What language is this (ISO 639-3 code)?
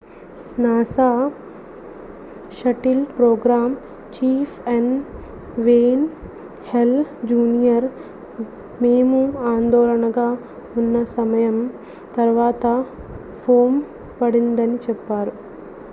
tel